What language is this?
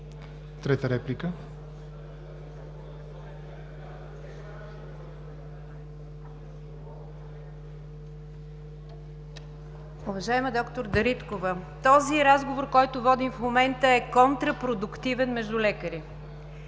Bulgarian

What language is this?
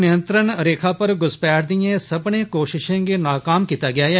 Dogri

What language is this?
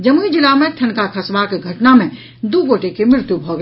Maithili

